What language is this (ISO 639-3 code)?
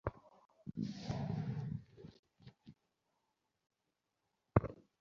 ben